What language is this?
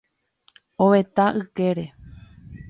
Guarani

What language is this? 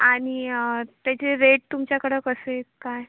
Marathi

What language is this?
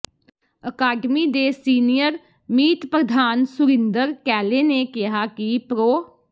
Punjabi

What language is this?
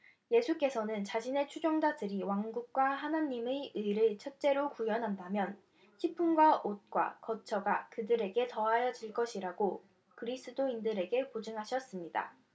Korean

